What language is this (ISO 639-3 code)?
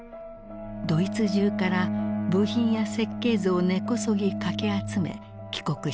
jpn